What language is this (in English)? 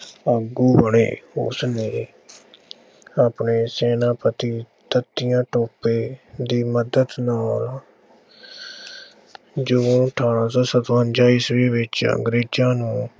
Punjabi